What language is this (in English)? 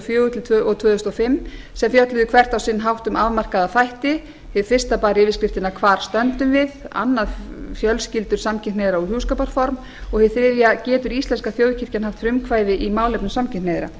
Icelandic